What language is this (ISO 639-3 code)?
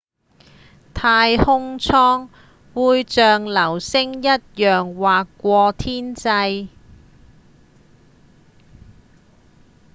yue